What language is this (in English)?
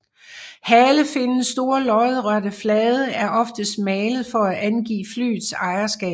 Danish